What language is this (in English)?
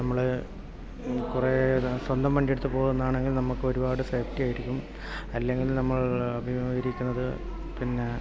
Malayalam